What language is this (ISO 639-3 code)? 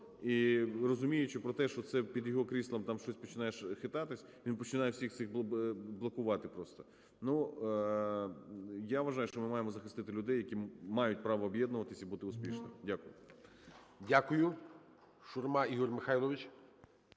ukr